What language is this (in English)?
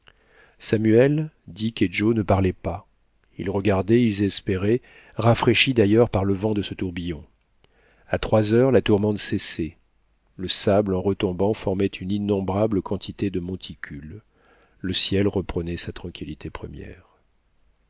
French